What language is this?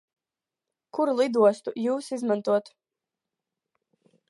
Latvian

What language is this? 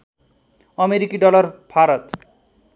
Nepali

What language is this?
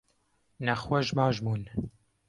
Kurdish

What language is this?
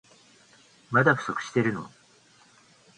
Japanese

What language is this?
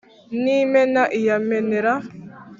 Kinyarwanda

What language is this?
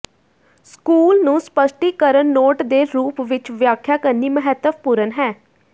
Punjabi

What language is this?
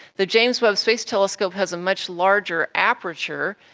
English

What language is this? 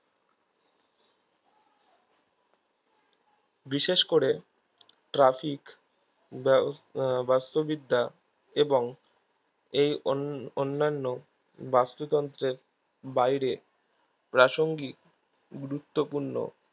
Bangla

